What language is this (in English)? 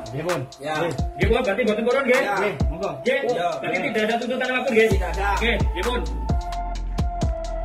Indonesian